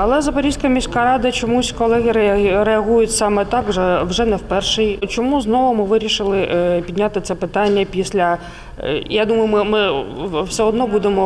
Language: Ukrainian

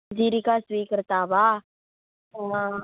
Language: Sanskrit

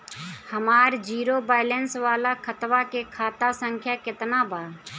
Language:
Bhojpuri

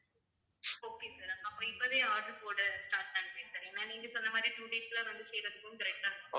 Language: Tamil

